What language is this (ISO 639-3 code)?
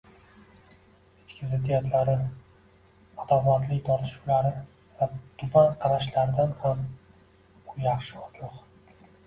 uzb